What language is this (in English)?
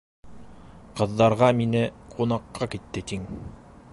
Bashkir